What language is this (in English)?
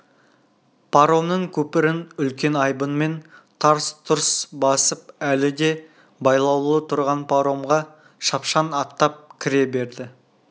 Kazakh